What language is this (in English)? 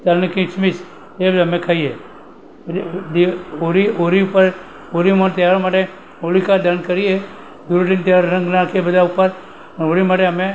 Gujarati